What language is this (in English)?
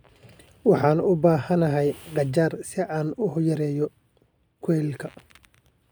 Somali